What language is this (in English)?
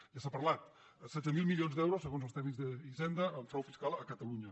Catalan